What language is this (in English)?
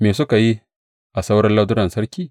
Hausa